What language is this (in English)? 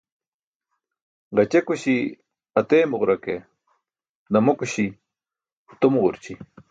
Burushaski